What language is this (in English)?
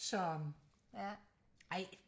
Danish